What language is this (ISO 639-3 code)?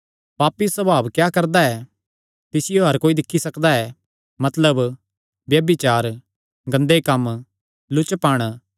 xnr